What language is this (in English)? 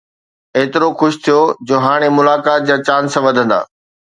Sindhi